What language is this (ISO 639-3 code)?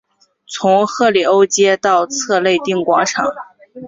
zho